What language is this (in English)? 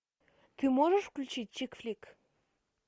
Russian